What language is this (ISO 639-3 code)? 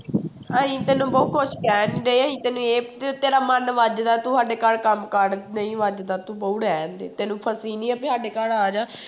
pan